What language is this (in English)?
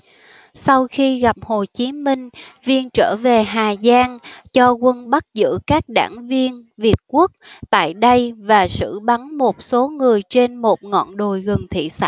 Vietnamese